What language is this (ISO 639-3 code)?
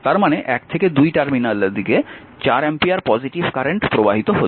ben